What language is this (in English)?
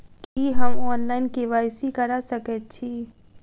Maithili